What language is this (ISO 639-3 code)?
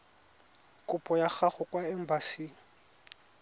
tsn